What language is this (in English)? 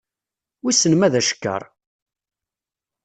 Kabyle